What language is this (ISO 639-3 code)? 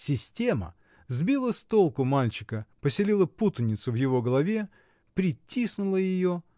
rus